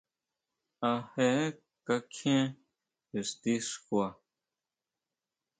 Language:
Huautla Mazatec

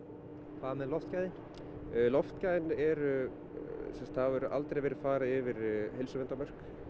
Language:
Icelandic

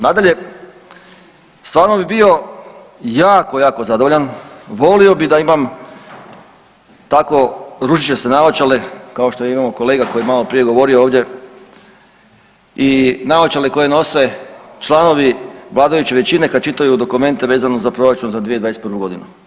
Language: Croatian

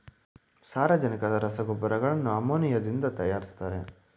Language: Kannada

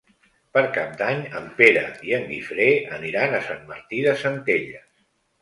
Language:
Catalan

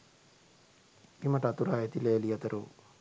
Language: Sinhala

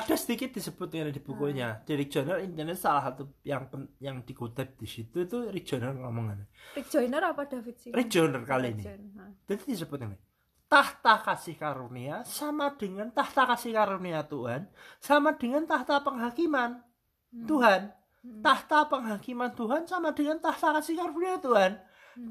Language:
Indonesian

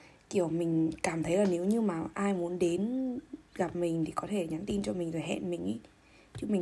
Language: Vietnamese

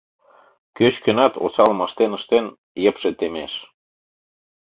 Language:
Mari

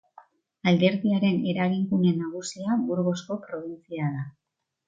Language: Basque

